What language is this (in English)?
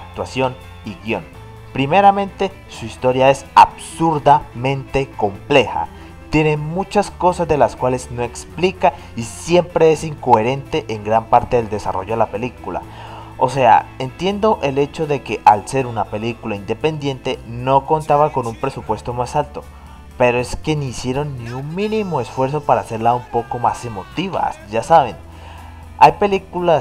Spanish